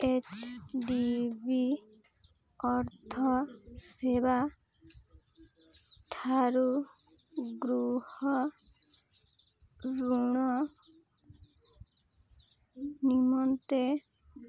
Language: Odia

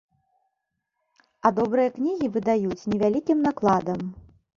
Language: Belarusian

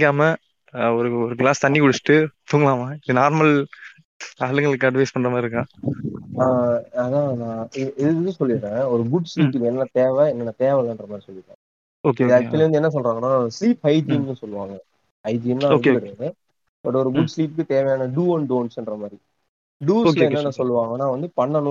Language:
Tamil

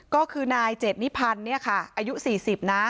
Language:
Thai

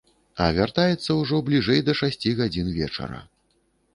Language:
Belarusian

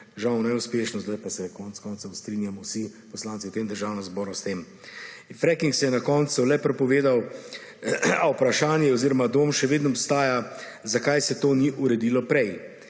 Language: Slovenian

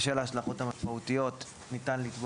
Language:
Hebrew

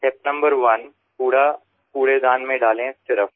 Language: Hindi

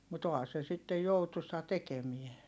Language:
Finnish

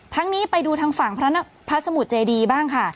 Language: Thai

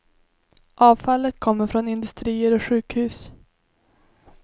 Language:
Swedish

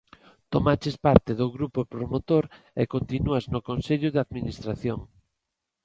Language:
Galician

